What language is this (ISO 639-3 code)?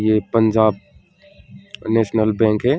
hin